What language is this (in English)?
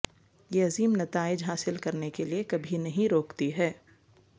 Urdu